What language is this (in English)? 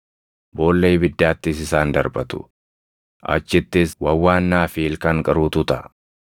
Oromo